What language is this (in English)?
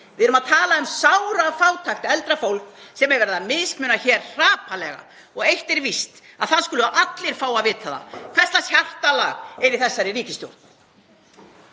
Icelandic